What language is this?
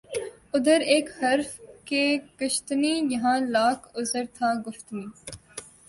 Urdu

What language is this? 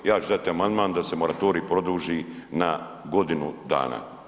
Croatian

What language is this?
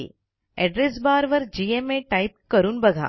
Marathi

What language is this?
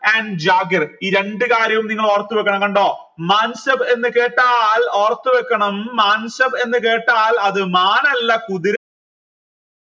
Malayalam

